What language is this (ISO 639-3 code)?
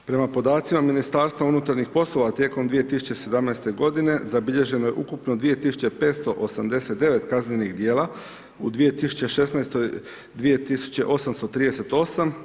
hrv